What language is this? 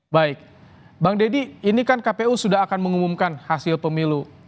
Indonesian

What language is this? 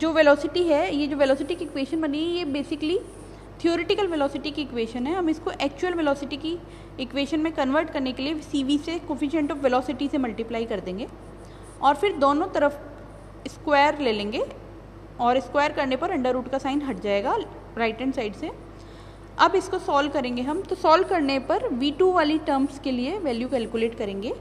Hindi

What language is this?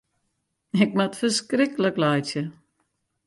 Western Frisian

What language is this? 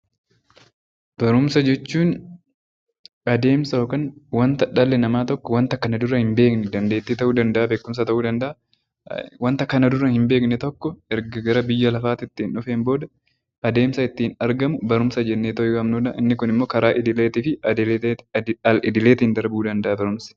Oromo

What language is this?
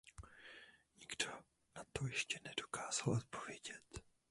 Czech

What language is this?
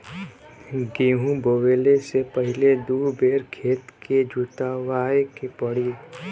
Bhojpuri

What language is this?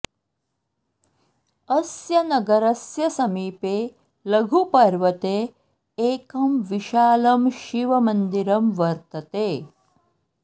Sanskrit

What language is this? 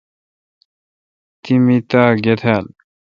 Kalkoti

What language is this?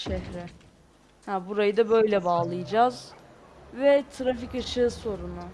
Turkish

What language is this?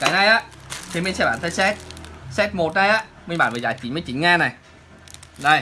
Vietnamese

